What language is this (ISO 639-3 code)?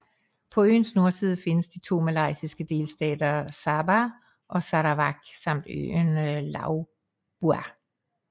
dan